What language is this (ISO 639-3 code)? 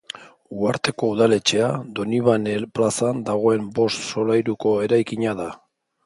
eus